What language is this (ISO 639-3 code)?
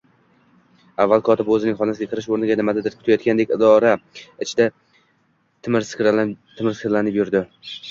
uzb